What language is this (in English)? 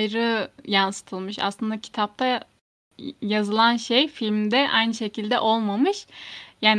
Turkish